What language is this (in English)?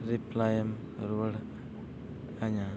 Santali